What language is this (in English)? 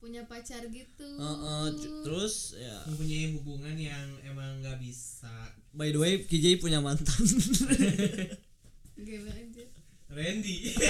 Indonesian